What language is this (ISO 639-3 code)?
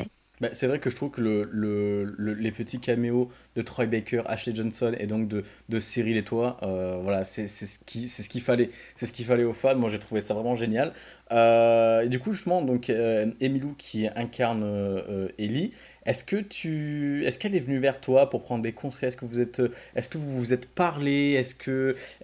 fra